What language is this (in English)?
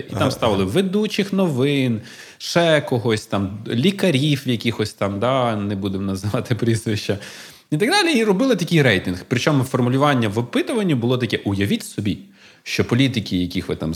Ukrainian